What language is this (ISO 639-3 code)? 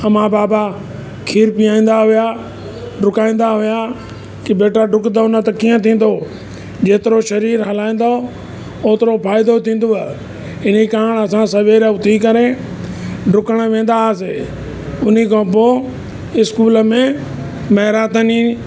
snd